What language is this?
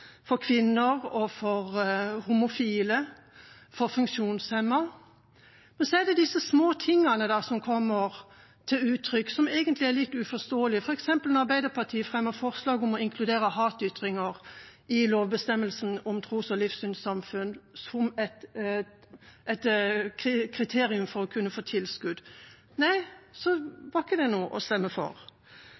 Norwegian Bokmål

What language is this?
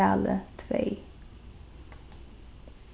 Faroese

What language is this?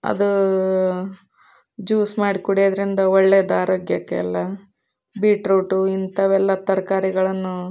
Kannada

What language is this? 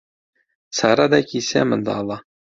Central Kurdish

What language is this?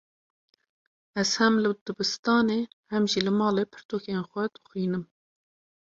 Kurdish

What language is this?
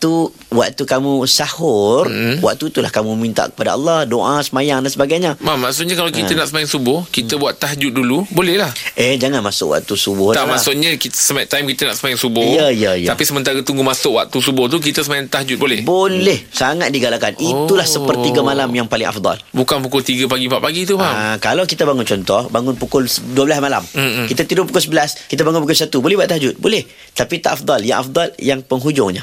Malay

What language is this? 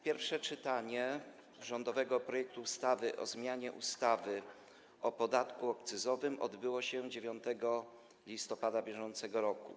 Polish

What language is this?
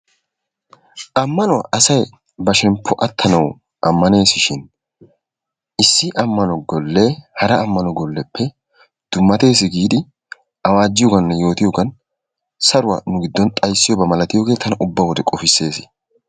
Wolaytta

